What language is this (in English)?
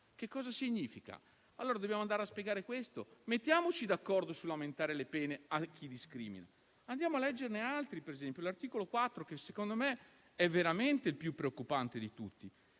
Italian